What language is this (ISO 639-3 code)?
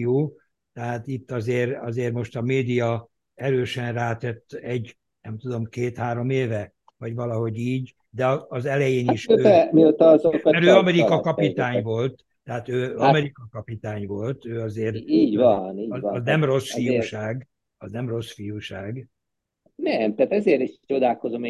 hun